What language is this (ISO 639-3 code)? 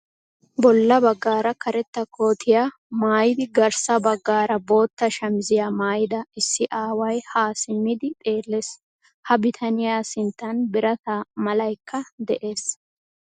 wal